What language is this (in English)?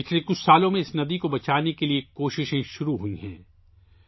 Urdu